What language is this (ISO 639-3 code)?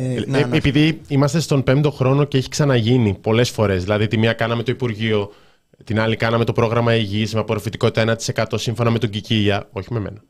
ell